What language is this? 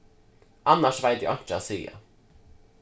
Faroese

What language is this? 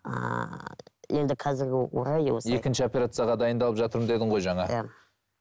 Kazakh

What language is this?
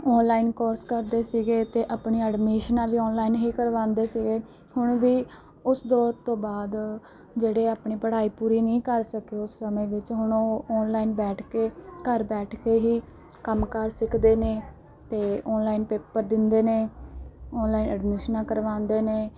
Punjabi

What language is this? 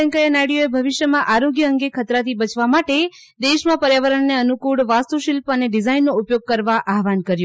Gujarati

